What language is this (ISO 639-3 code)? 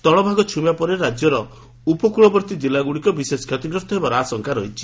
ori